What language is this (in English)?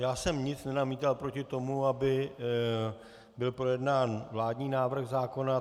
Czech